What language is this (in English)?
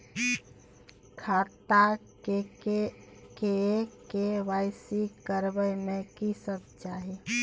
Maithili